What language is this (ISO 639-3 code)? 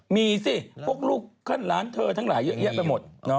tha